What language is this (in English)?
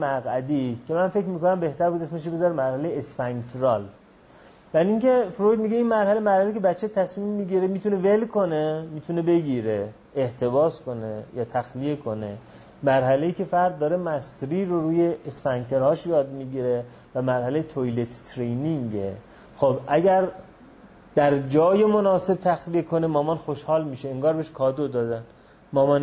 Persian